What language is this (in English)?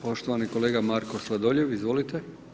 Croatian